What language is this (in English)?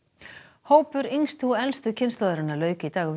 Icelandic